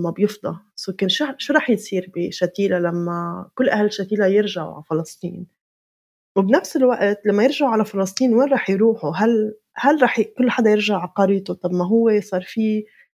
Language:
Arabic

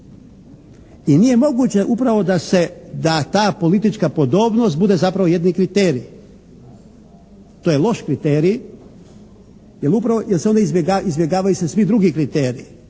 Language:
Croatian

